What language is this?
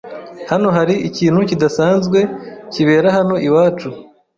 Kinyarwanda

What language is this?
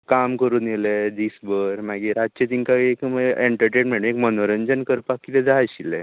Konkani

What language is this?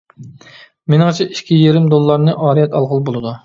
Uyghur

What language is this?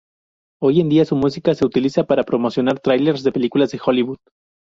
Spanish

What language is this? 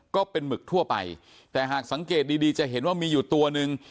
Thai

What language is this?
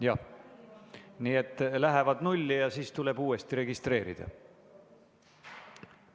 Estonian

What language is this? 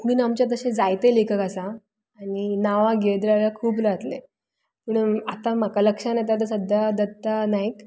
Konkani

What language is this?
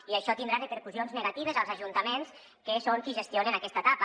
Catalan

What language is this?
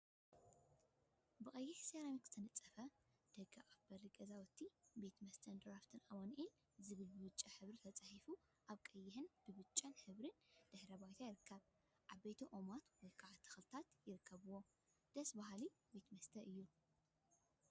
Tigrinya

